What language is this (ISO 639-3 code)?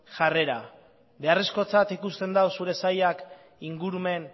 eus